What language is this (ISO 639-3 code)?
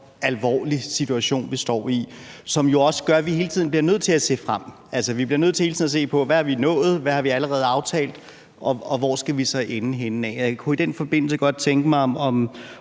dan